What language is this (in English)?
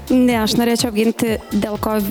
Lithuanian